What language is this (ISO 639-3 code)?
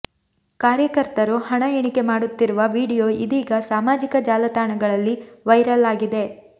kan